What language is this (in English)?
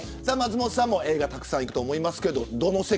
Japanese